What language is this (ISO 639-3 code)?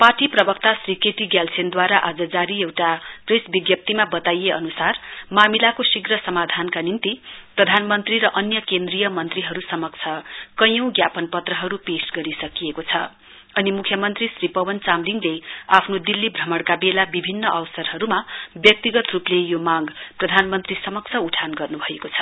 nep